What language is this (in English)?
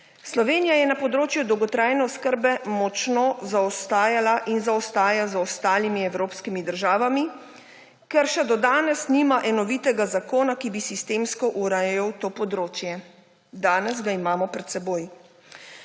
Slovenian